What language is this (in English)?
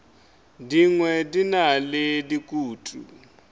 Northern Sotho